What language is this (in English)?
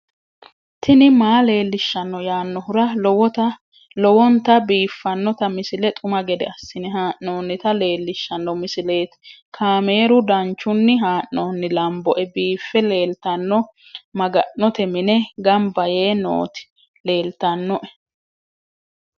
Sidamo